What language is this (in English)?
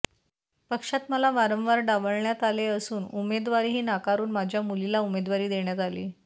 Marathi